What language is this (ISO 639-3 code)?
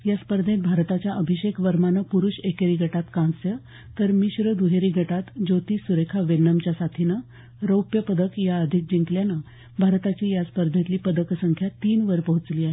mar